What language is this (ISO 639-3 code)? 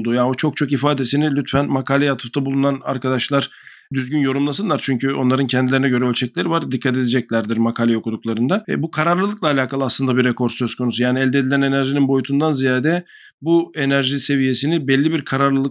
tur